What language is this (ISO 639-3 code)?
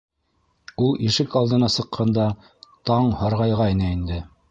bak